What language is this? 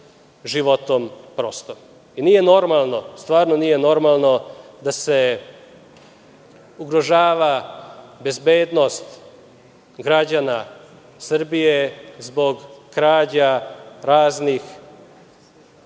Serbian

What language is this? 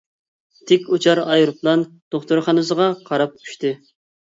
Uyghur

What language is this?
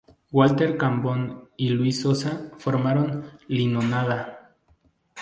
Spanish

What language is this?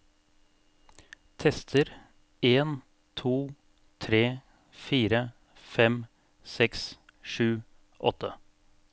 Norwegian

